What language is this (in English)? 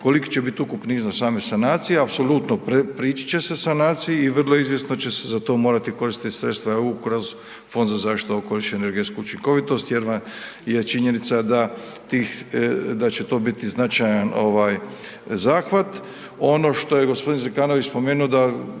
Croatian